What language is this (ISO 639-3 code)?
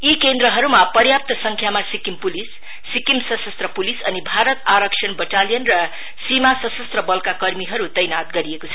nep